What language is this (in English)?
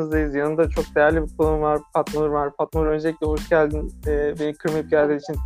Turkish